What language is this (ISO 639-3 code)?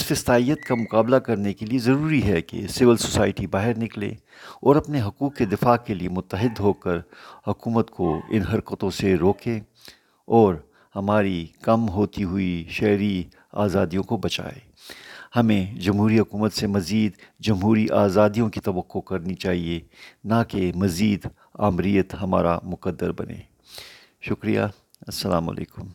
urd